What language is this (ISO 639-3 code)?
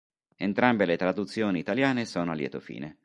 ita